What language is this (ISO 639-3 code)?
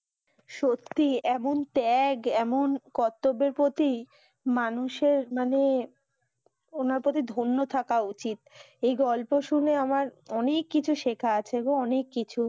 ben